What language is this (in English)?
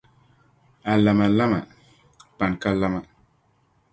Dagbani